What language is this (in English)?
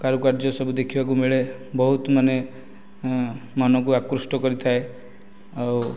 Odia